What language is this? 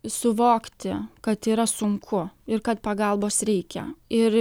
Lithuanian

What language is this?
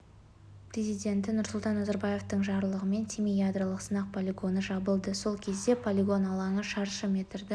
Kazakh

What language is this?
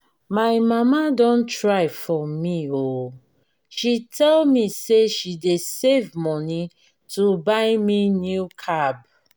Nigerian Pidgin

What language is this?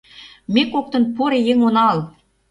Mari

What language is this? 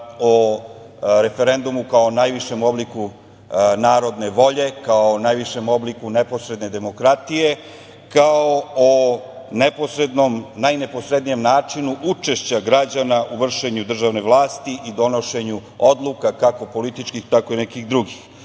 Serbian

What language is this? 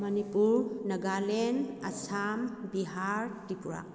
Manipuri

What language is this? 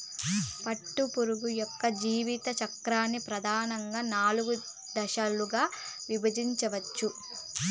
Telugu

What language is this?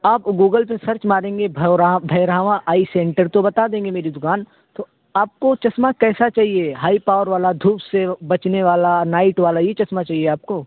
Urdu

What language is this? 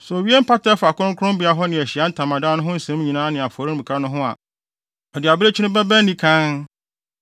Akan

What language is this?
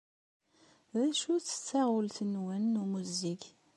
Kabyle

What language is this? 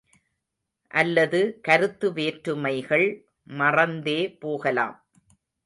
Tamil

